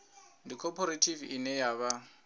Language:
Venda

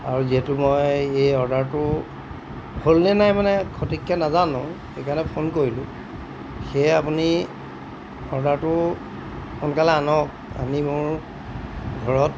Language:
Assamese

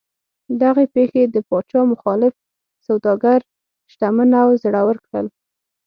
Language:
Pashto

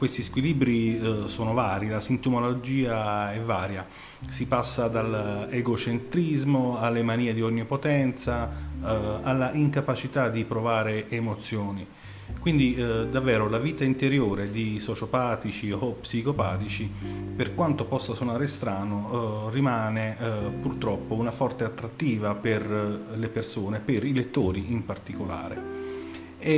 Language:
Italian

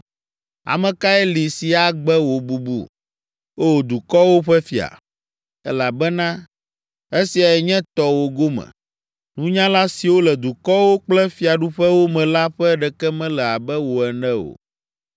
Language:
Ewe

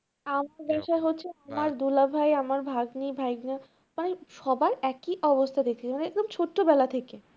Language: Bangla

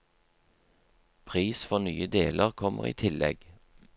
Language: Norwegian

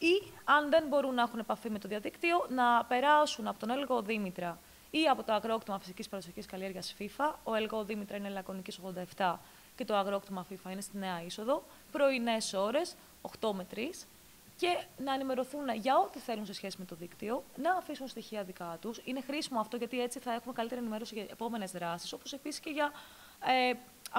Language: Greek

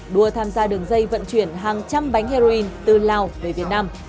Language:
Vietnamese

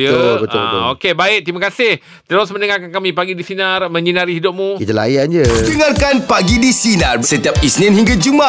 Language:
Malay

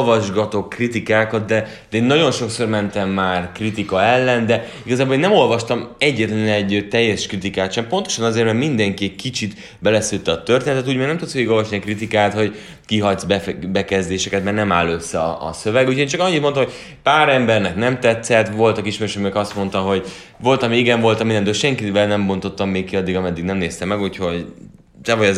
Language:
Hungarian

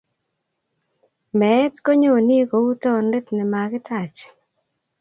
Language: Kalenjin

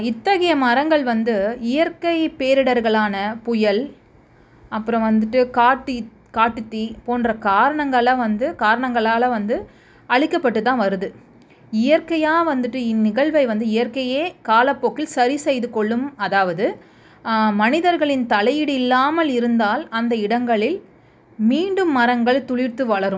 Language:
Tamil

